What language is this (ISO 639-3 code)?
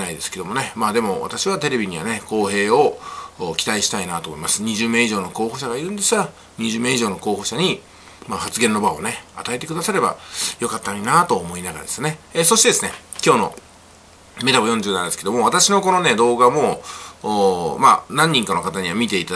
jpn